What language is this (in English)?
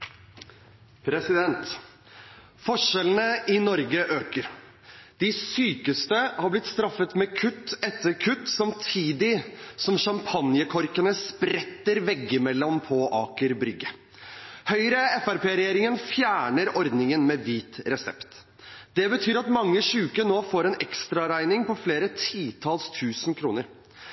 Norwegian Bokmål